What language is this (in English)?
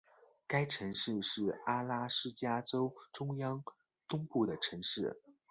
Chinese